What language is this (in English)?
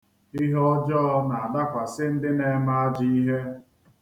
Igbo